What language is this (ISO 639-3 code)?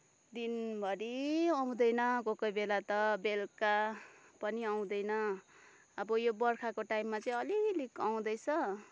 nep